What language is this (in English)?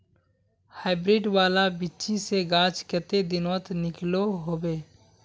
Magahi